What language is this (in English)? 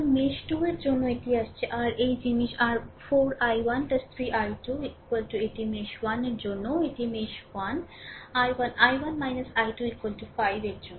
Bangla